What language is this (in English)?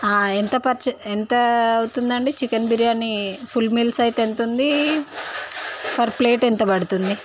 Telugu